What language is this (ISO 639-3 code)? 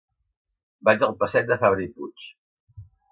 cat